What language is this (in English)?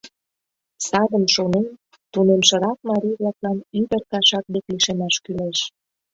Mari